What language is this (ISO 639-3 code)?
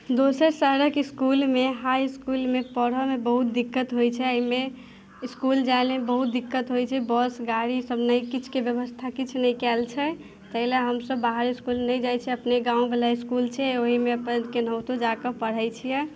mai